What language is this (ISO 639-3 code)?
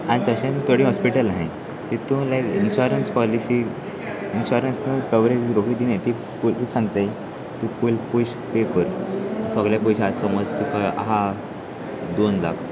kok